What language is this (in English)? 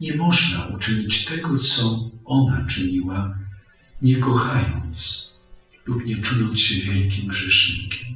Polish